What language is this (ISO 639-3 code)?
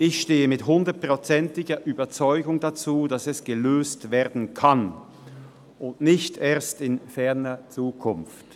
gsw